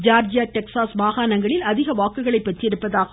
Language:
Tamil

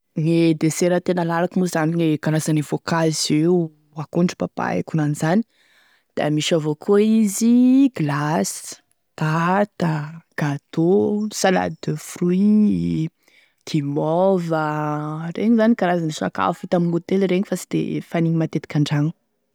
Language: Tesaka Malagasy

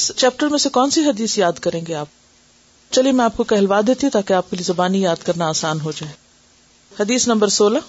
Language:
Urdu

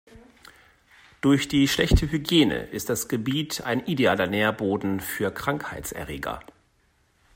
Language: German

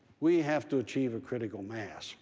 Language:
English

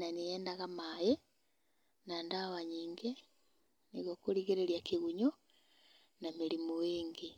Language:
Kikuyu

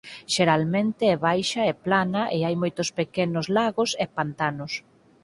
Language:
Galician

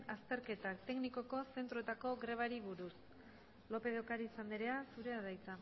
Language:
Basque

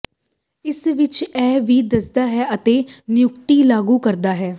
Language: Punjabi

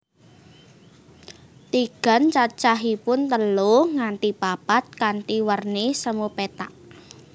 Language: Javanese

